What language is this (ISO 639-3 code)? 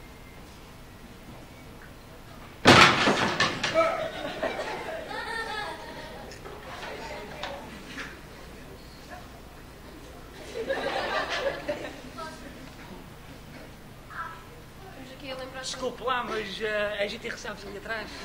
por